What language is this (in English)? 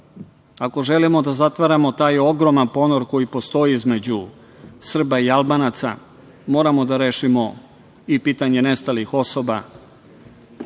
Serbian